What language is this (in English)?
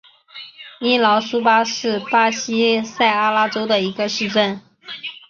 Chinese